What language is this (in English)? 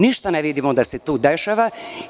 Serbian